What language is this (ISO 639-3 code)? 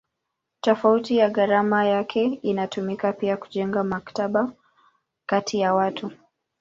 swa